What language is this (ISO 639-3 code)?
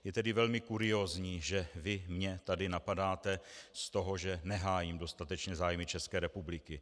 ces